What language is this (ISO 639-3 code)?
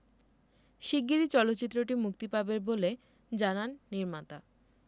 ben